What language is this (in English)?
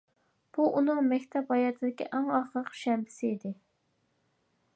Uyghur